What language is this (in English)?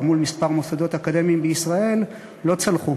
Hebrew